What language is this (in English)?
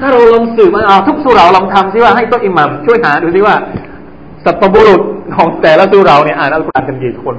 Thai